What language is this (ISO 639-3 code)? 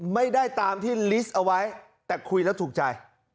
tha